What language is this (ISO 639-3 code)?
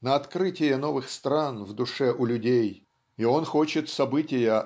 rus